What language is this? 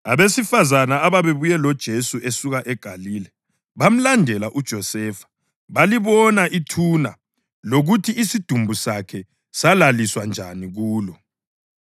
North Ndebele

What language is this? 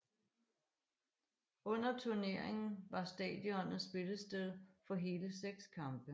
Danish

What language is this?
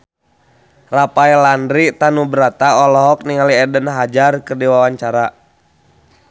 Sundanese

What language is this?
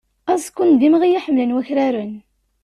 Kabyle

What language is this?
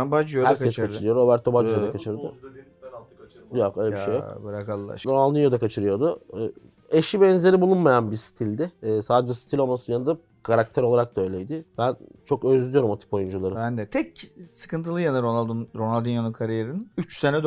Turkish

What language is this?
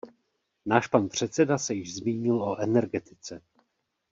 Czech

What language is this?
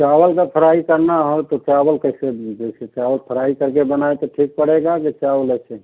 Hindi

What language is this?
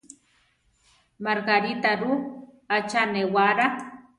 Central Tarahumara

